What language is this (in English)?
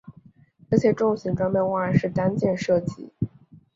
Chinese